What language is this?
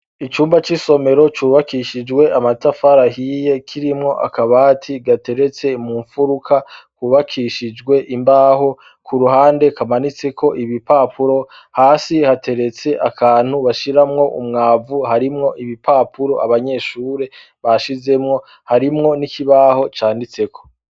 Rundi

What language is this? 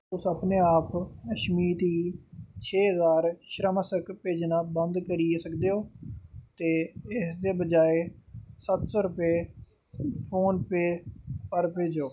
Dogri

